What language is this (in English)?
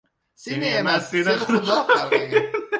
Uzbek